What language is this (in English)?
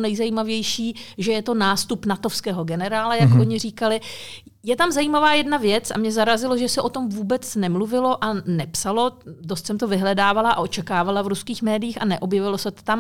Czech